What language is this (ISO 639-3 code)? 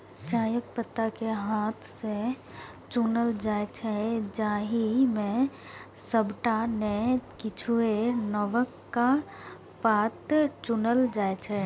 mai